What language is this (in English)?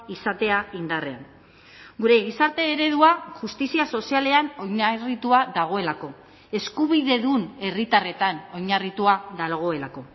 Basque